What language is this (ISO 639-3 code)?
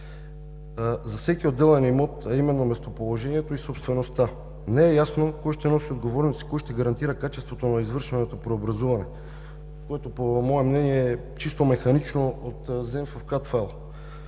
bul